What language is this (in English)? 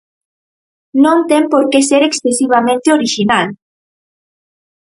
Galician